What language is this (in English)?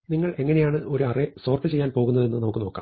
Malayalam